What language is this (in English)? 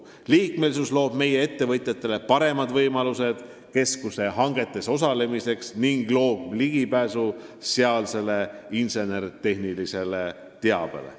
Estonian